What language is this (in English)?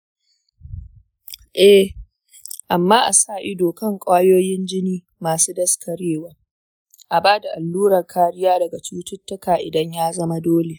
Hausa